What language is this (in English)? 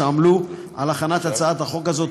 Hebrew